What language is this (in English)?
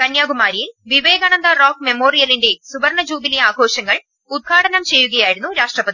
Malayalam